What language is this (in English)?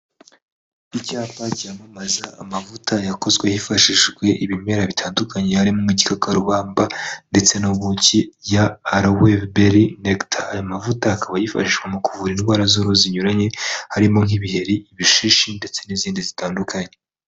Kinyarwanda